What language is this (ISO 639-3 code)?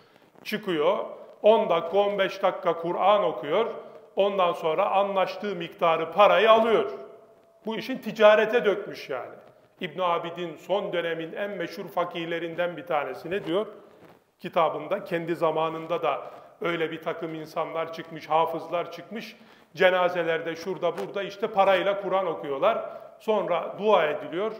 tur